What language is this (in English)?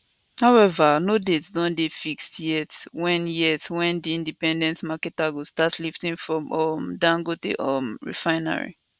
Nigerian Pidgin